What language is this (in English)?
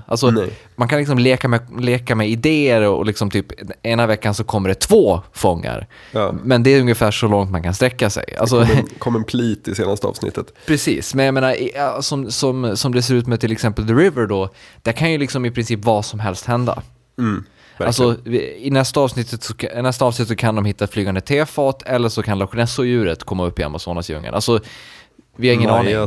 Swedish